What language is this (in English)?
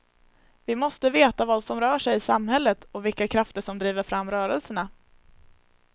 Swedish